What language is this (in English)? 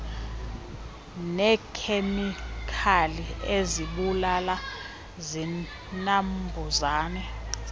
Xhosa